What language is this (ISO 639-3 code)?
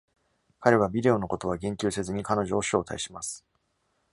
jpn